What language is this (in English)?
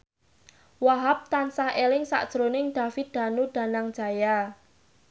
Javanese